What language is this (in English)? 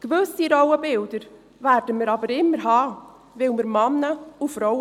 Swiss German